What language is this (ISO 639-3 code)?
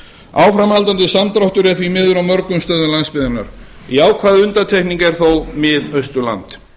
isl